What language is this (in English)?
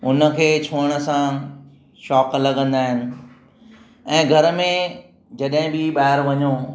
Sindhi